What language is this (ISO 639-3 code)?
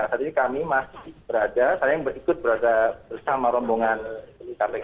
ind